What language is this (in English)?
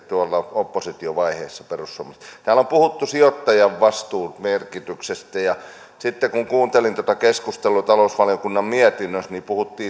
Finnish